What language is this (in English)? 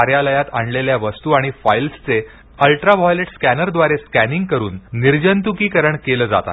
Marathi